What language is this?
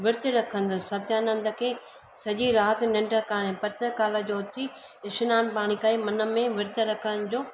Sindhi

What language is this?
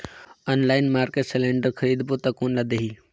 Chhattisgarhi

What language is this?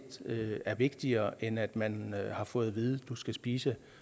Danish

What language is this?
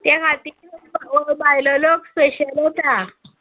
Konkani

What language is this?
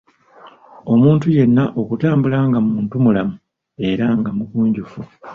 Ganda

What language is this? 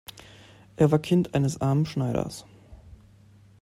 German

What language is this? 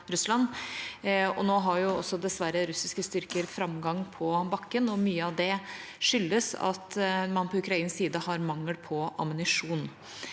Norwegian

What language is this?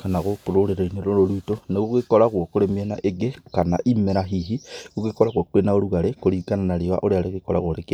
Kikuyu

